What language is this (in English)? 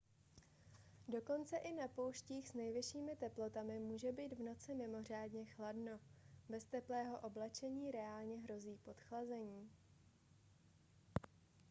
Czech